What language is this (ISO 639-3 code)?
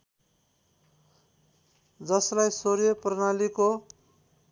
nep